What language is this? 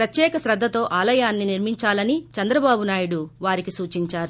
Telugu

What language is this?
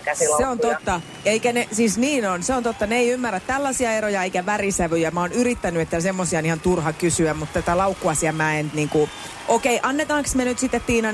Finnish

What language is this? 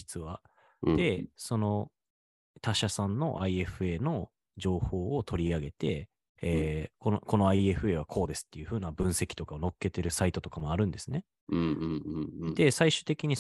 Japanese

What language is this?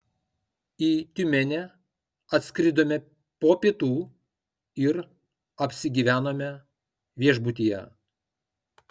Lithuanian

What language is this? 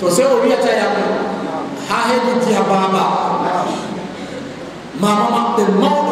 Indonesian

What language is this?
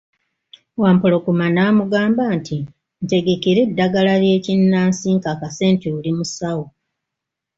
Ganda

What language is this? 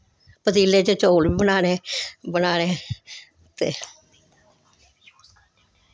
Dogri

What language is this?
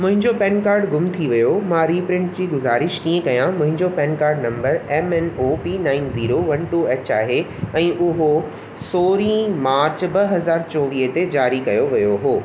Sindhi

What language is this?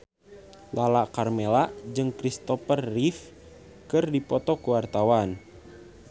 Sundanese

